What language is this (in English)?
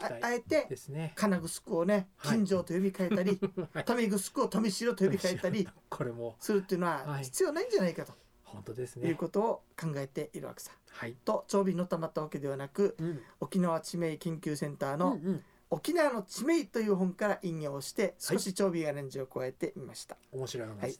Japanese